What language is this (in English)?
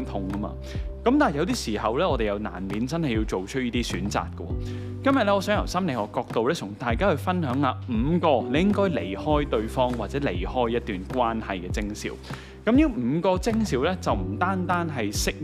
Chinese